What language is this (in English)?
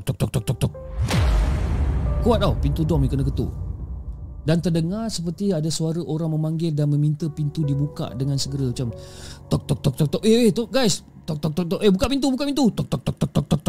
Malay